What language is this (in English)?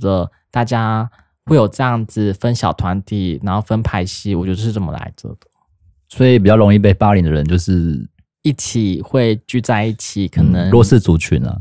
Chinese